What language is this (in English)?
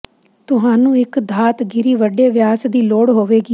Punjabi